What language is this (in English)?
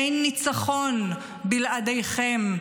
Hebrew